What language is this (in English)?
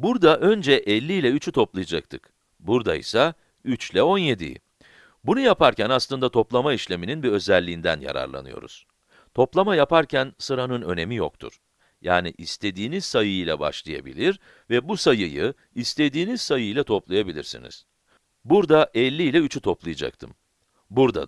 Turkish